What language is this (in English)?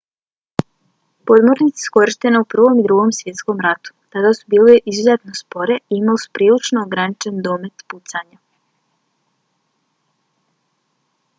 Bosnian